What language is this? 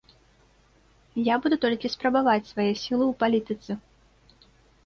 Belarusian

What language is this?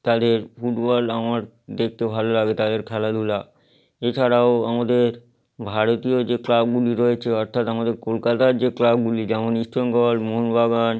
Bangla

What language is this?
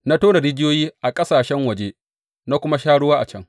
Hausa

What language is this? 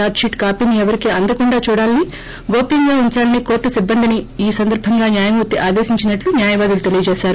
Telugu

